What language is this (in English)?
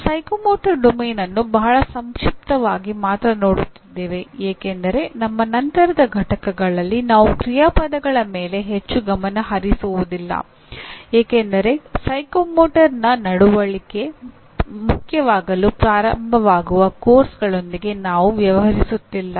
Kannada